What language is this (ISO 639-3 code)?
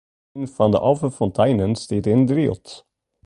fry